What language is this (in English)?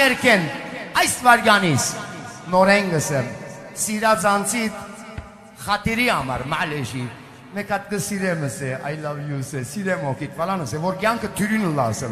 Turkish